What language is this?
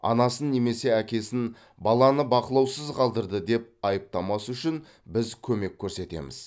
Kazakh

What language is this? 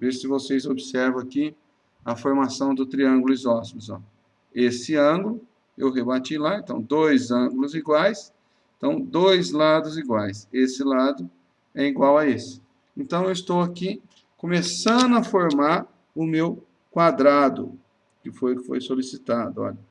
Portuguese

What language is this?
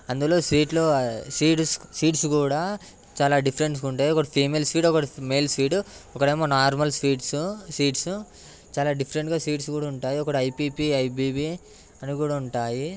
Telugu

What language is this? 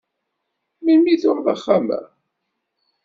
Kabyle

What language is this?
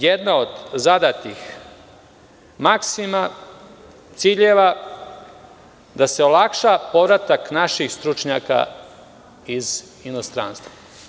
Serbian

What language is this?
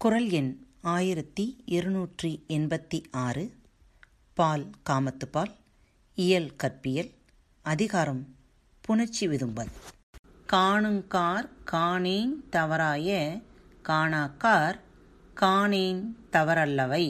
Tamil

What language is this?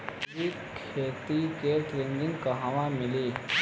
Bhojpuri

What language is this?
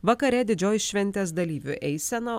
Lithuanian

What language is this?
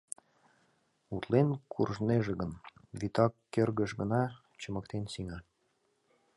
Mari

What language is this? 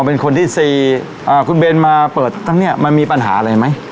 Thai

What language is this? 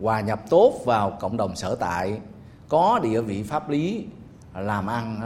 Vietnamese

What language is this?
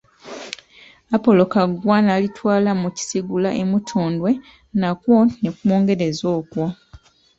Ganda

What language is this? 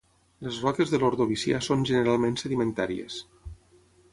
Catalan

